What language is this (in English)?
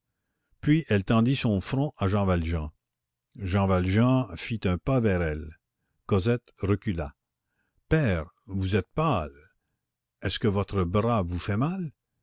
French